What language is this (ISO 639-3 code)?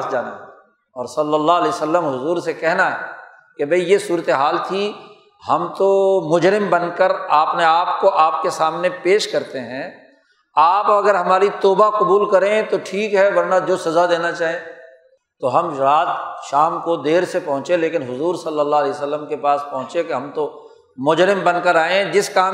urd